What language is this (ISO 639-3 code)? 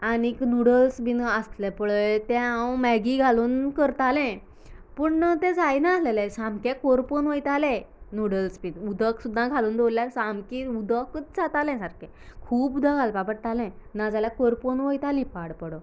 kok